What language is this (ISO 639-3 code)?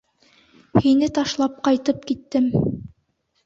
bak